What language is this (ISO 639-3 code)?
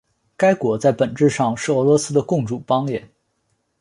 zho